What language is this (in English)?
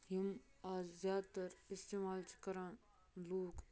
Kashmiri